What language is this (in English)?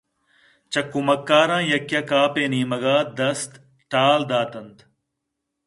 Eastern Balochi